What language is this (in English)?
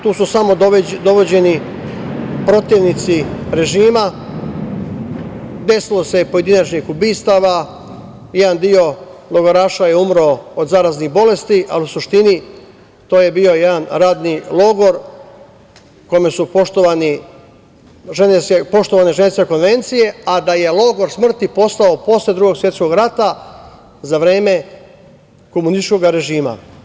Serbian